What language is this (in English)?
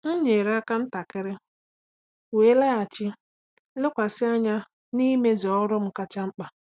Igbo